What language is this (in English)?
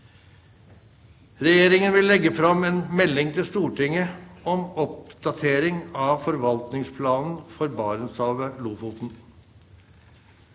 Norwegian